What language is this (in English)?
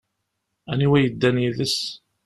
Kabyle